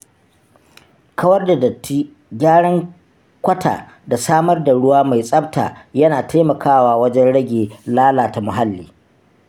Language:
Hausa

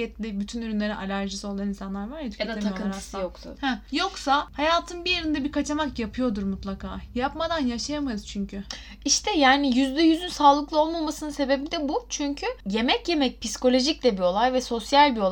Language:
Turkish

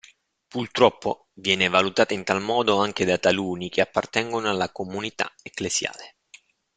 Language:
Italian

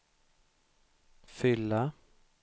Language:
Swedish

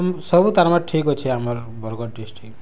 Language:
Odia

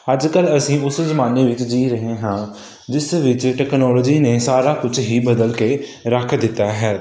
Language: Punjabi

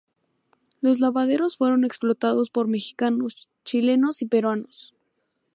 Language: Spanish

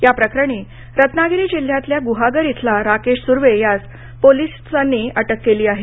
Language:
Marathi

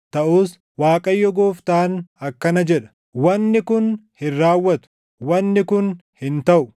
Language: Oromo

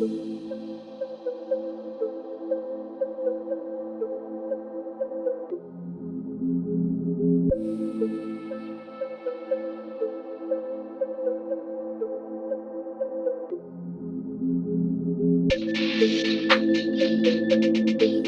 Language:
English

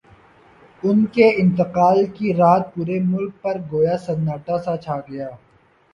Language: Urdu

